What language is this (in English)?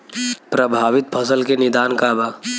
Bhojpuri